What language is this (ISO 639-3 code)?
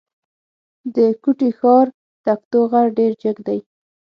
pus